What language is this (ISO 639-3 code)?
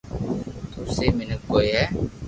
lrk